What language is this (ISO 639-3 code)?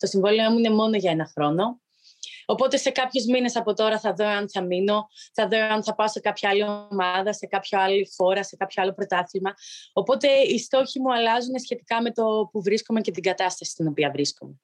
ell